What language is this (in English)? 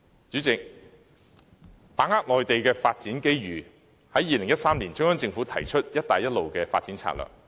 Cantonese